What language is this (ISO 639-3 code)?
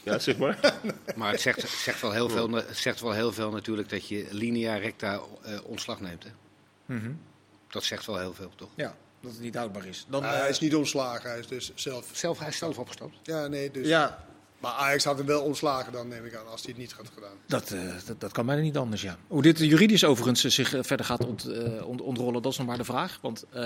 nld